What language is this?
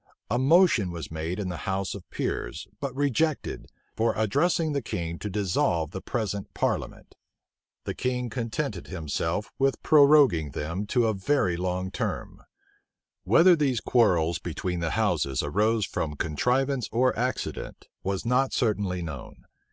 English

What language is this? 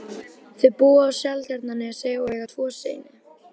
Icelandic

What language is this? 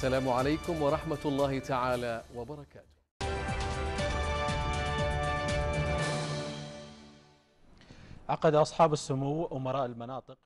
Arabic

